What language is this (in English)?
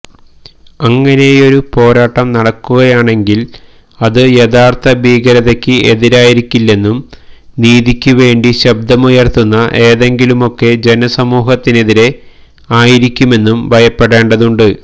Malayalam